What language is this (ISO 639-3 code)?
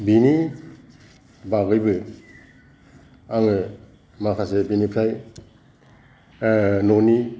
brx